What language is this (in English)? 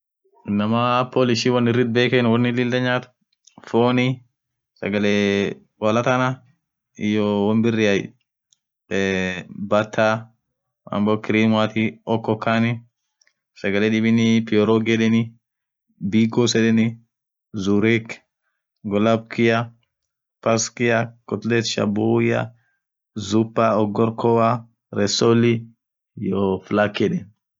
Orma